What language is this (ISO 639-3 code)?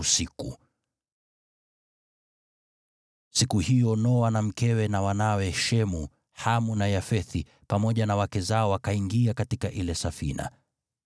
swa